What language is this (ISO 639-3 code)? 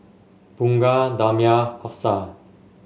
eng